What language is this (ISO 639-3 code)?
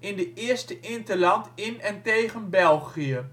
nld